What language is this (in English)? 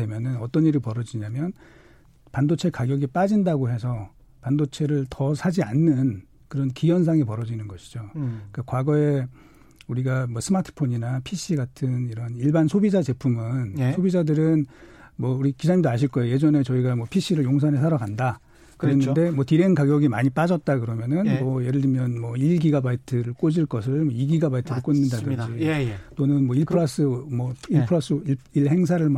Korean